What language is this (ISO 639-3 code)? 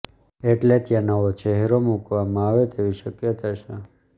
guj